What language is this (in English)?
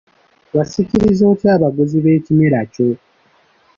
Ganda